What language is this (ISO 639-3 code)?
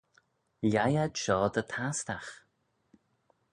glv